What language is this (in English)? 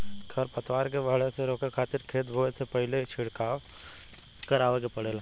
Bhojpuri